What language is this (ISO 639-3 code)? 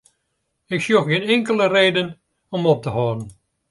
fry